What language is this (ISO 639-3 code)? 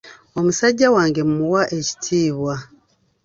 lug